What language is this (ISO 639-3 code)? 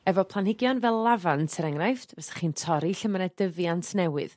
cym